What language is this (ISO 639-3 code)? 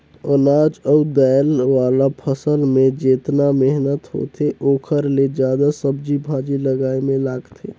hne